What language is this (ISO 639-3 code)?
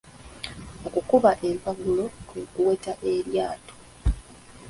lug